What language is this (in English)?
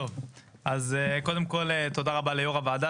Hebrew